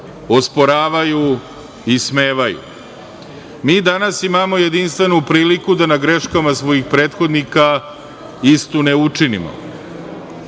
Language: Serbian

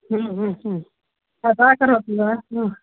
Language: Sanskrit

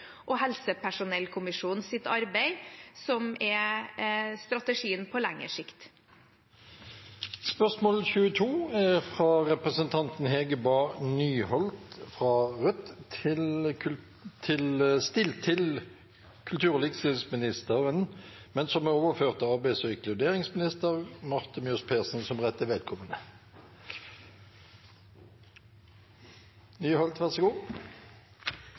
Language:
Norwegian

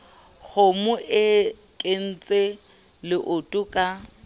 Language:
Southern Sotho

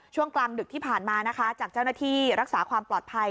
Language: Thai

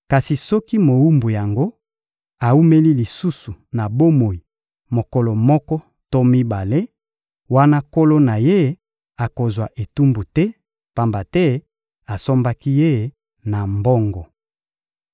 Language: Lingala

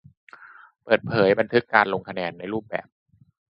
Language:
Thai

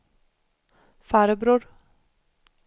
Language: Swedish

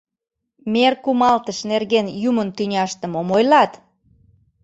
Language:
Mari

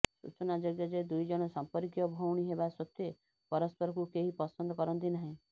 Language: Odia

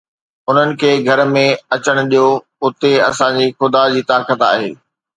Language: Sindhi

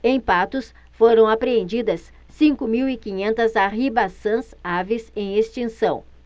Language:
Portuguese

